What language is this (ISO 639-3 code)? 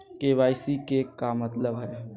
mag